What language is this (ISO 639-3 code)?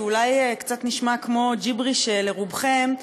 heb